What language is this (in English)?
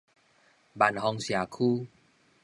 Min Nan Chinese